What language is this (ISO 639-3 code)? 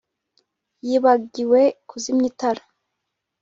kin